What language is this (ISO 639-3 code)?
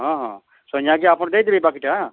ori